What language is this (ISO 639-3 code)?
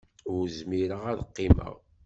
kab